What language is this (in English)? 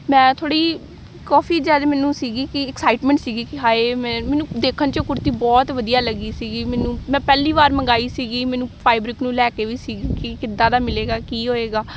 Punjabi